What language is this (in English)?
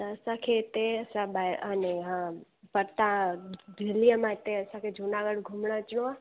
Sindhi